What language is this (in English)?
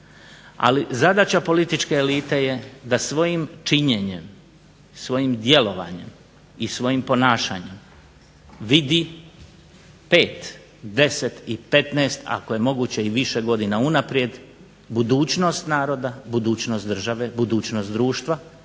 Croatian